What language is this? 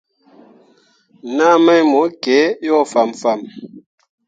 Mundang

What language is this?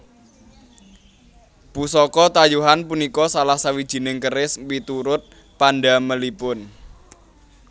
Javanese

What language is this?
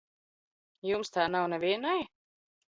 Latvian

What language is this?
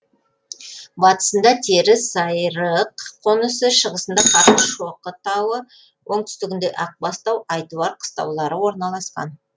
Kazakh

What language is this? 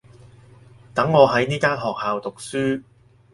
Cantonese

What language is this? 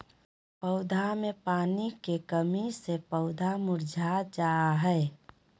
Magahi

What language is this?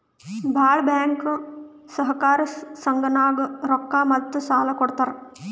Kannada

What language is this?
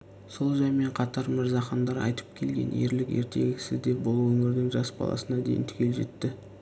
Kazakh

